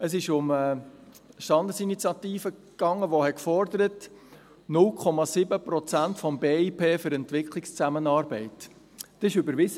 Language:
Swiss German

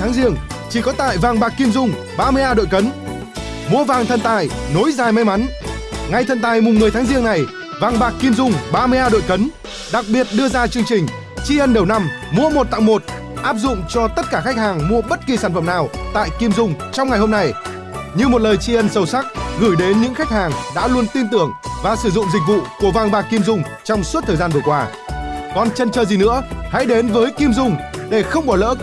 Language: Vietnamese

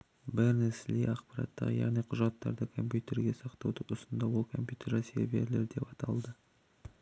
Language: Kazakh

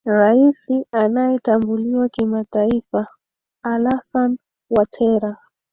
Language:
Swahili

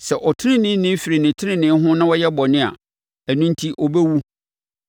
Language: Akan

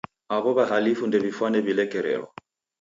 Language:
Taita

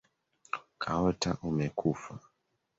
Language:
Swahili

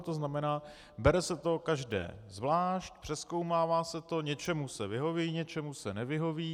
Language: Czech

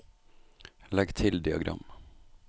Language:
Norwegian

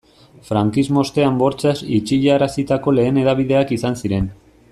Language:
Basque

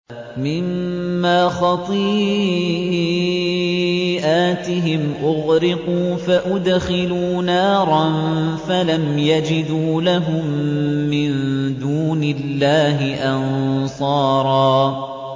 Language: Arabic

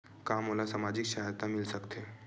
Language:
Chhattisgarhi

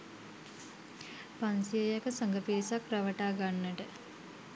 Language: Sinhala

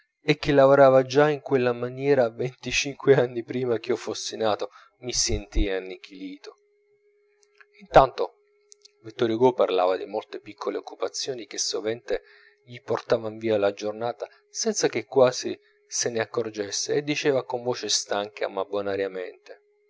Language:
Italian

